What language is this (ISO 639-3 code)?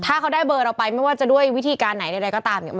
tha